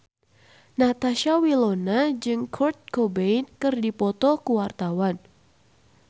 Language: Sundanese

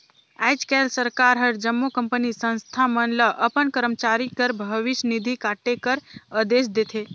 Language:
Chhattisgarhi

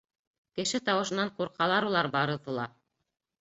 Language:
Bashkir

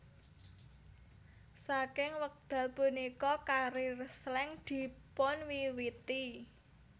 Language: Javanese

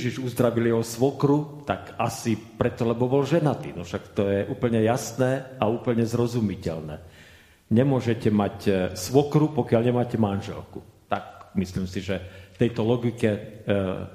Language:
Slovak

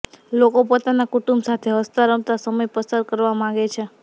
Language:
Gujarati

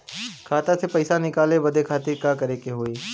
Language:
Bhojpuri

